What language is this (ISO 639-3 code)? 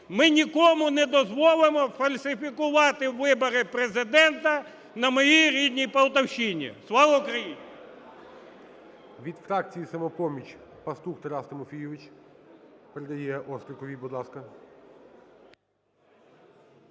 ukr